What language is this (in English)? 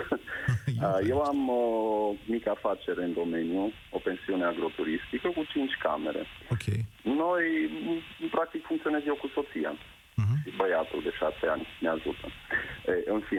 Romanian